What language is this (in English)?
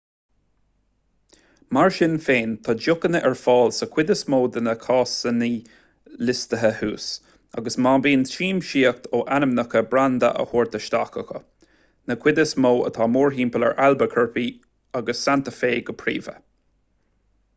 Irish